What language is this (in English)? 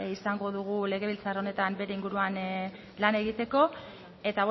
Basque